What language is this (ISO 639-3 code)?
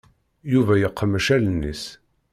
kab